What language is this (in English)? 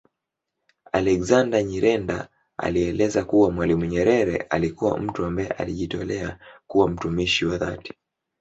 Swahili